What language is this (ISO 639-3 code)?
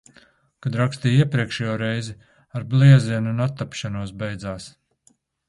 lav